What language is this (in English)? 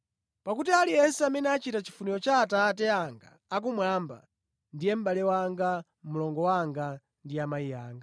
Nyanja